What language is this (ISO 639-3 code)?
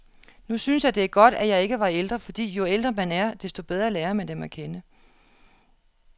dan